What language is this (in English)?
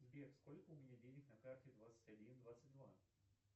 Russian